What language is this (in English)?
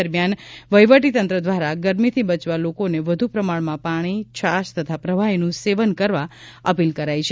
Gujarati